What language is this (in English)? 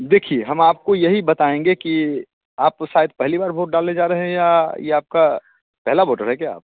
Hindi